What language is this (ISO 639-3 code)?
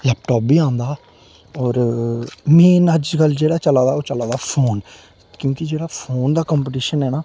doi